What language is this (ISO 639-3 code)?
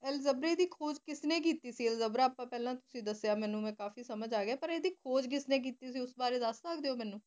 pan